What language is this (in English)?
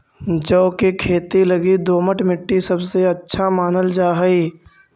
Magahi